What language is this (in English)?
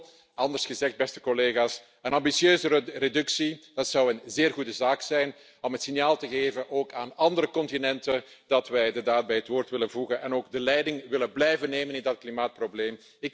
Dutch